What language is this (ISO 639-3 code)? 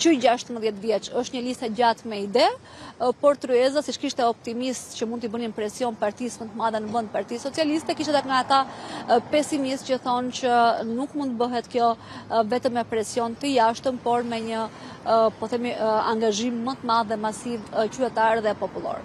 ron